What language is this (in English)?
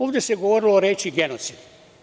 Serbian